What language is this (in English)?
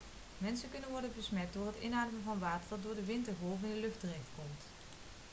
Dutch